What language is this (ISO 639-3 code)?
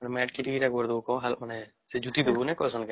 ori